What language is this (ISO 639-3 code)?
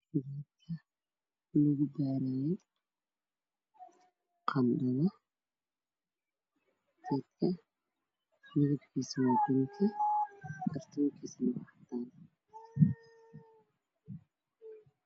som